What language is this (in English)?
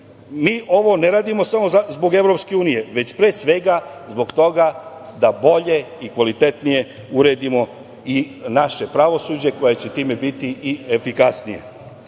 Serbian